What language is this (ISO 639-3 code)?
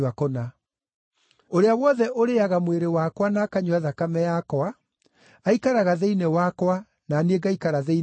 kik